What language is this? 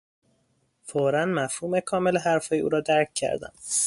Persian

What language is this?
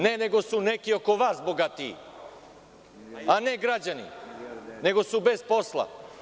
Serbian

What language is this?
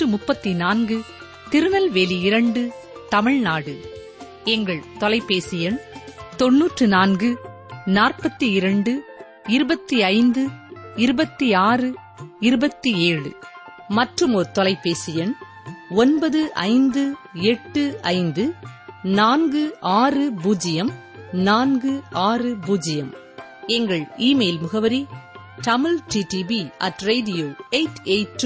Tamil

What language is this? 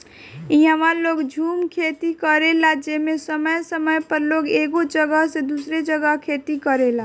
Bhojpuri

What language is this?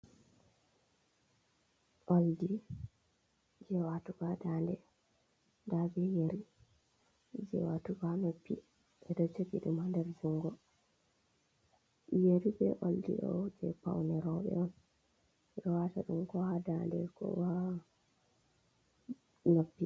Fula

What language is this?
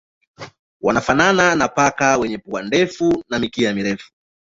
Swahili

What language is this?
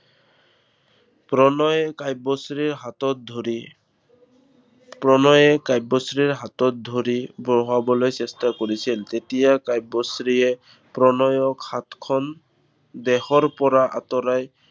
Assamese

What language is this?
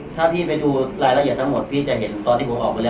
Thai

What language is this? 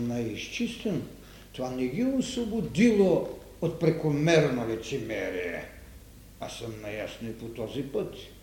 Bulgarian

